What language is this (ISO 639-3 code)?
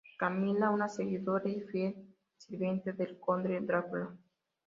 spa